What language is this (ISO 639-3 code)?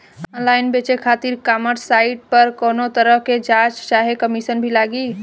bho